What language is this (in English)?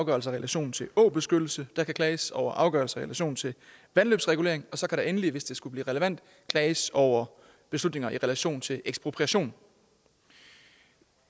Danish